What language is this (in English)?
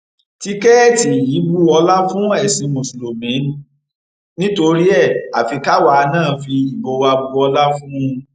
Yoruba